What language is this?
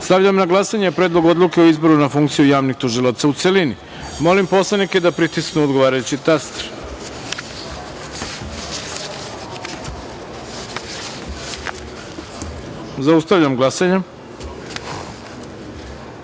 Serbian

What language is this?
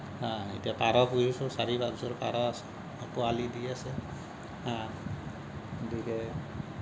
Assamese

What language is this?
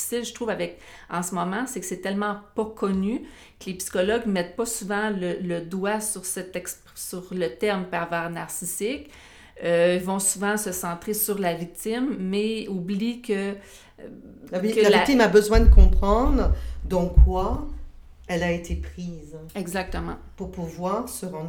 French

